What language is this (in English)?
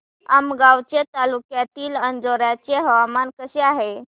Marathi